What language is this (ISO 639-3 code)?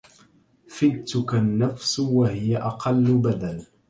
ara